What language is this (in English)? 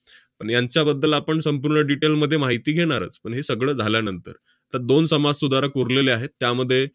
Marathi